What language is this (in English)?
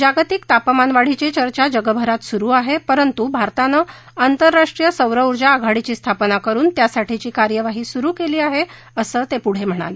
Marathi